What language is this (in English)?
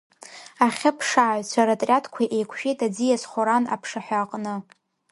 Abkhazian